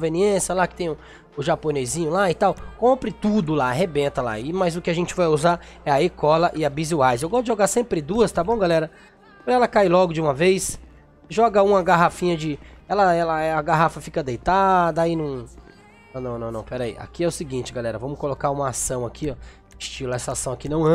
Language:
Portuguese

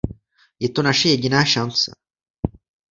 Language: Czech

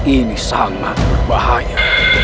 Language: Indonesian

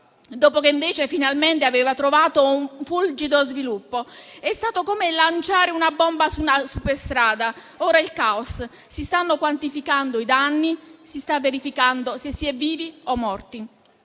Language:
Italian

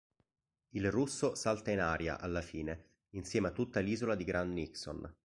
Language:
Italian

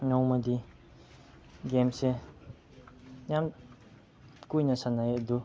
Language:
Manipuri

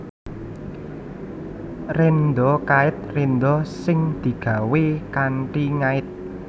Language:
Javanese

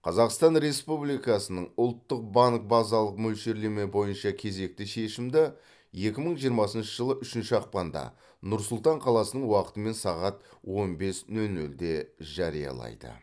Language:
Kazakh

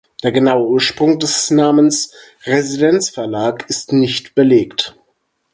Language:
German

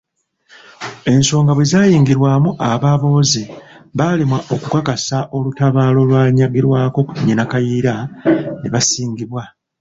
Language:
Ganda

